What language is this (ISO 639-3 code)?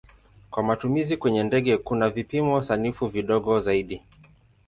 swa